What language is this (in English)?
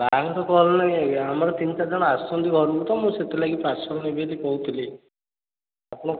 Odia